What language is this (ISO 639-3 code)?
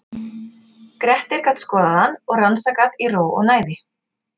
isl